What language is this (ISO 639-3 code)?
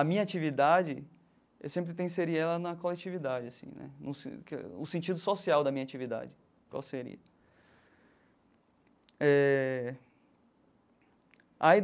por